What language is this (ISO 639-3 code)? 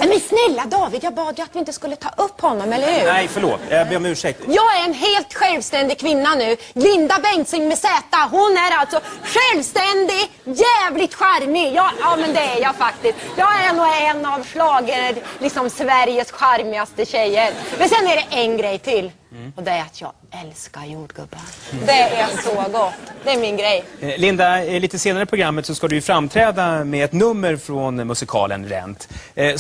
swe